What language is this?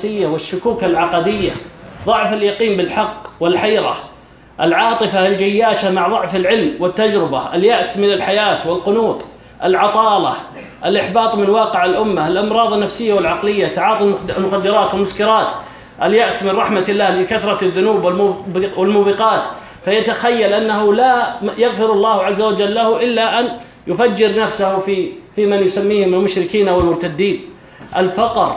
Arabic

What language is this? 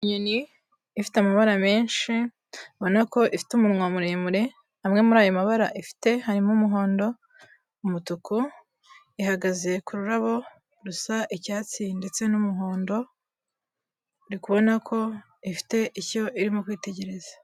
Kinyarwanda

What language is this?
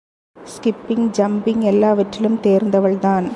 Tamil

